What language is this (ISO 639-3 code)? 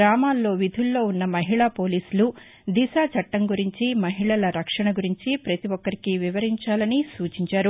tel